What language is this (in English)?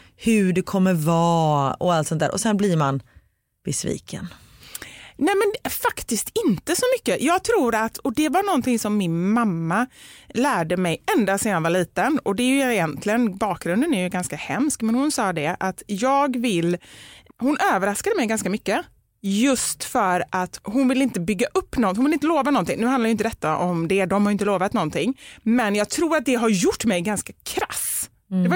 Swedish